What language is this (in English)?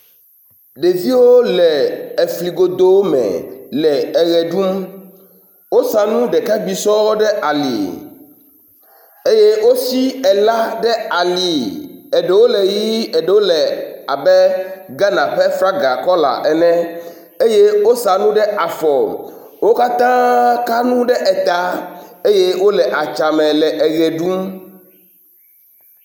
Ewe